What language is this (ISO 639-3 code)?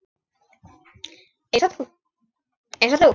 isl